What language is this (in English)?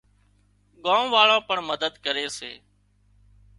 Wadiyara Koli